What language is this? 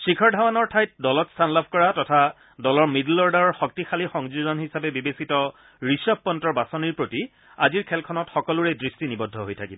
Assamese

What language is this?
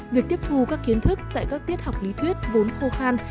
Vietnamese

